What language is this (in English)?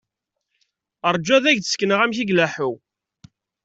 Kabyle